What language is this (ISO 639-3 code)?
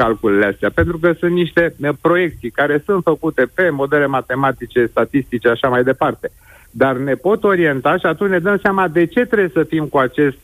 ron